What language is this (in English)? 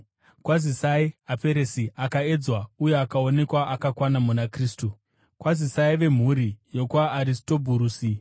Shona